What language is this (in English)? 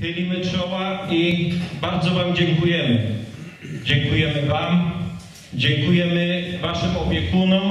Polish